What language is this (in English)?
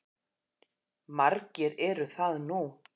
Icelandic